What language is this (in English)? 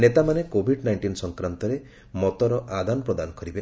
Odia